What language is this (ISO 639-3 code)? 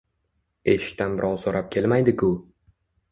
uzb